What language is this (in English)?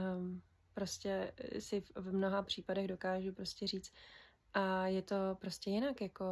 Czech